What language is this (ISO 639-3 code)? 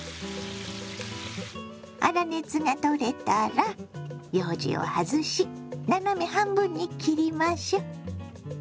jpn